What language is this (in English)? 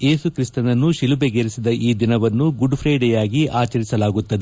Kannada